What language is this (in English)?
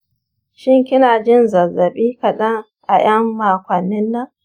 Hausa